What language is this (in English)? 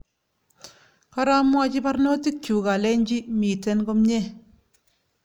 Kalenjin